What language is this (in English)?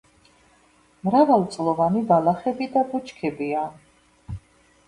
Georgian